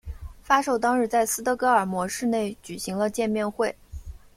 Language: Chinese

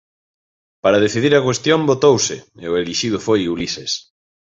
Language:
Galician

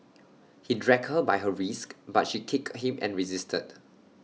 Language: English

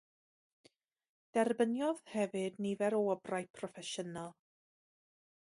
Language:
Welsh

